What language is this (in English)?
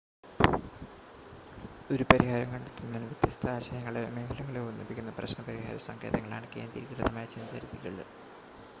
Malayalam